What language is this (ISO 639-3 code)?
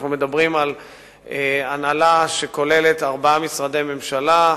heb